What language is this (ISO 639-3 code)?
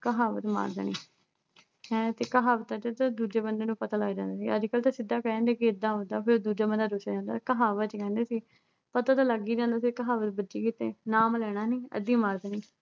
pan